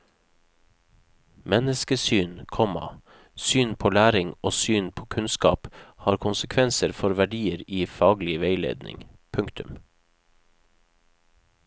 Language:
Norwegian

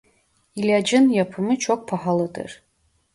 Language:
Turkish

